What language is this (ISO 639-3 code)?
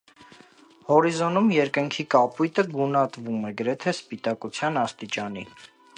hye